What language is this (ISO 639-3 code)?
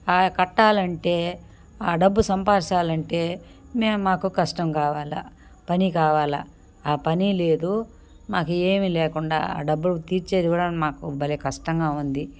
tel